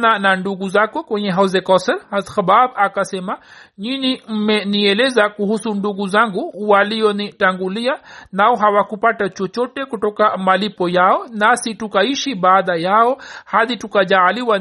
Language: Swahili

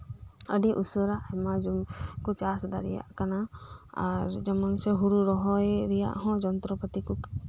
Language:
Santali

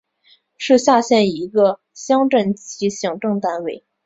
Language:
Chinese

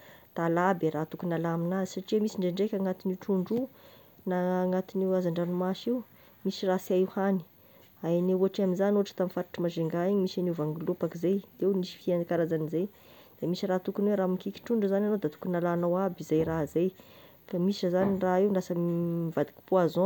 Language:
Tesaka Malagasy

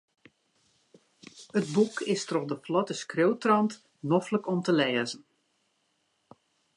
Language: Western Frisian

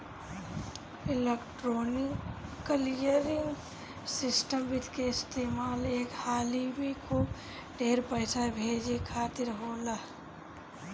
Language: Bhojpuri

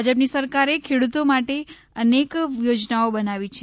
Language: Gujarati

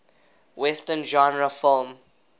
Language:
English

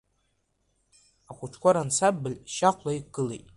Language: Abkhazian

